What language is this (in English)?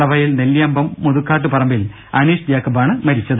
Malayalam